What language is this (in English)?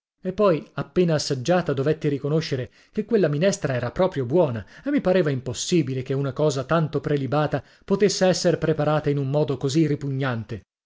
Italian